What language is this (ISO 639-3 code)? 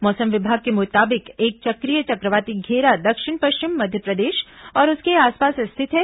hin